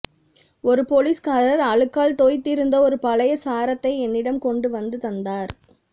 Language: Tamil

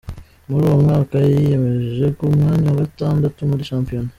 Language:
Kinyarwanda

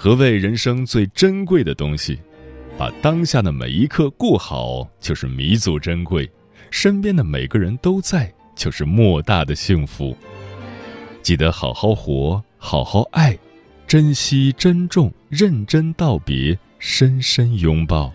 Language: Chinese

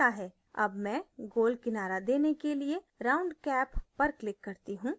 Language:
Hindi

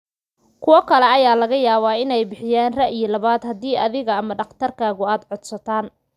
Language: Somali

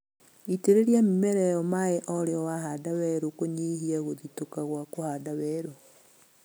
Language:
Kikuyu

